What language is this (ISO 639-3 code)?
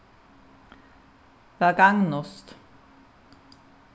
fao